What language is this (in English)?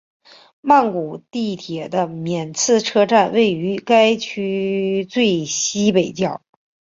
Chinese